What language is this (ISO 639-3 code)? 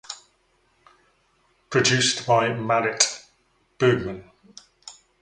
eng